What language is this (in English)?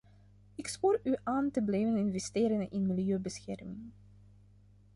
Dutch